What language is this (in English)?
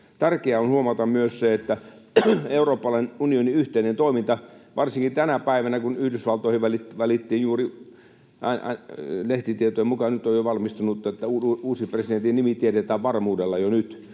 Finnish